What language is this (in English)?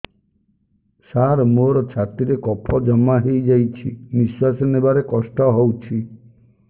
Odia